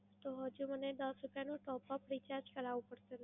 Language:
Gujarati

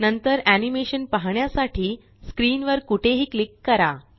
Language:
Marathi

